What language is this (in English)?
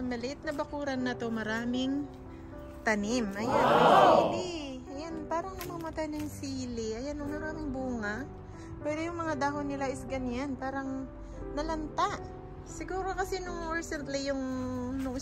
Filipino